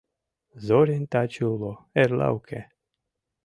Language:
Mari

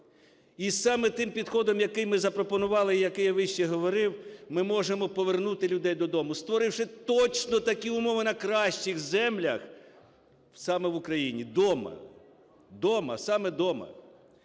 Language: Ukrainian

